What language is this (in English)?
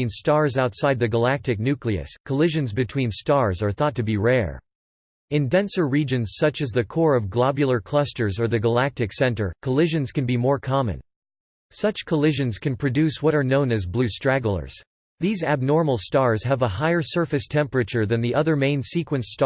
English